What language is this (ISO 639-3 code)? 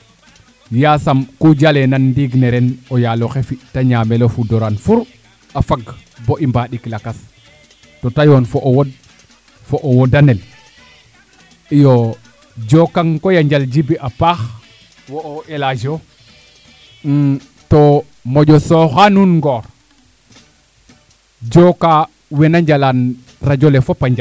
srr